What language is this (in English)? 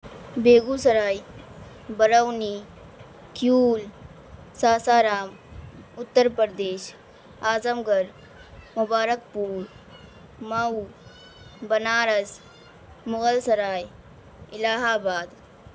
Urdu